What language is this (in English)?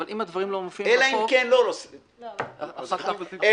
Hebrew